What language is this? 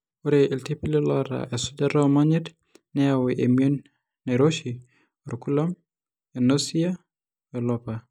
Masai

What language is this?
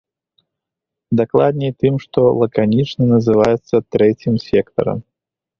Belarusian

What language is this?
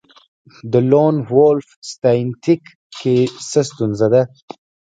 Pashto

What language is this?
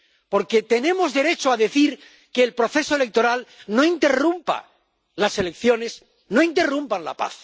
Spanish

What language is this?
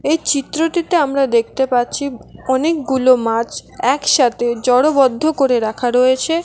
Bangla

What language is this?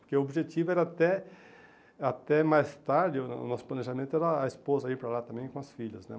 Portuguese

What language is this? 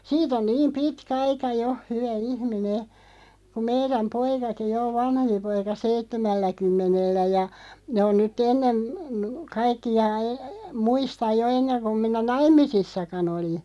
Finnish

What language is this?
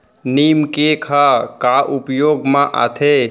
Chhattisgarhi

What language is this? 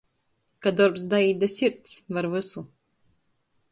Latgalian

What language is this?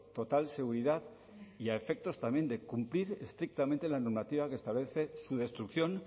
Spanish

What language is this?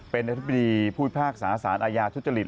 Thai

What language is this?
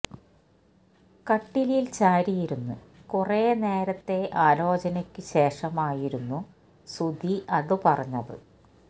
Malayalam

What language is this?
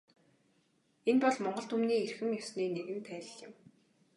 Mongolian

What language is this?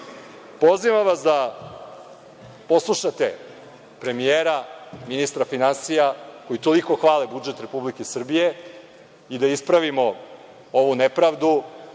Serbian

